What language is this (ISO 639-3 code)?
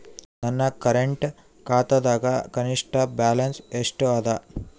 kan